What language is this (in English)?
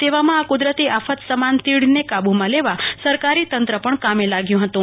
Gujarati